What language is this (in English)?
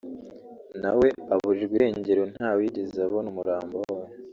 Kinyarwanda